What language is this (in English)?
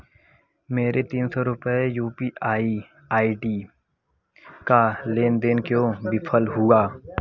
Hindi